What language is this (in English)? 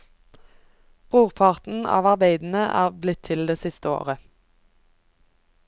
Norwegian